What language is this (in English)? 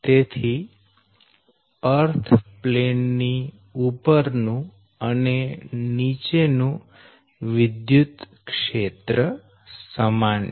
Gujarati